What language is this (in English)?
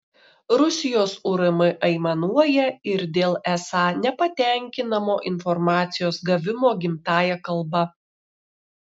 Lithuanian